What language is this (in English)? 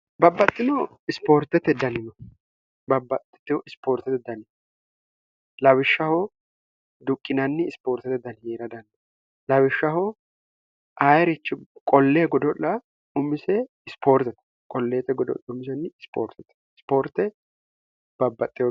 Sidamo